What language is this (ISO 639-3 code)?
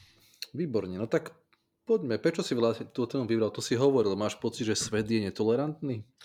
slk